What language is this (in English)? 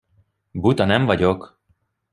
Hungarian